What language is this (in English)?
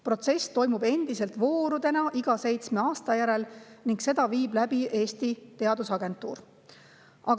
Estonian